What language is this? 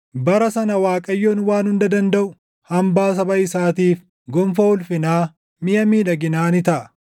Oromo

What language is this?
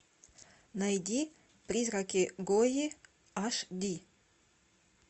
Russian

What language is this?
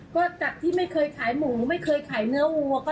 Thai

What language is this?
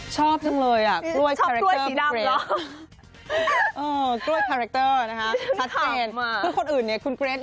Thai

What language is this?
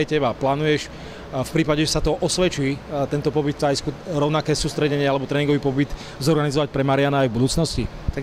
Slovak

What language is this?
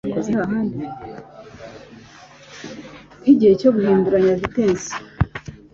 Kinyarwanda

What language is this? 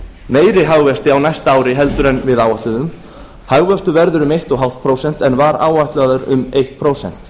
Icelandic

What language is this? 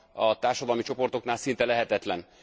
Hungarian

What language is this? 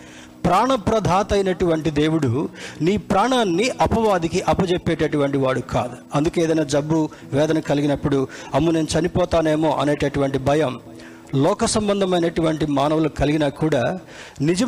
Telugu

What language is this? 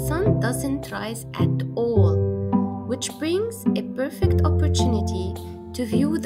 English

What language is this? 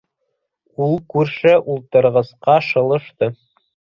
Bashkir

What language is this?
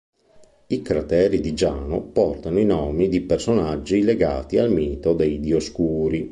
Italian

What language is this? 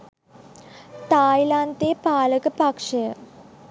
Sinhala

